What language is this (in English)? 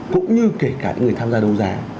Vietnamese